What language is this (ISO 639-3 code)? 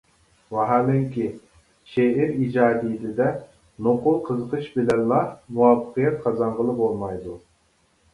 uig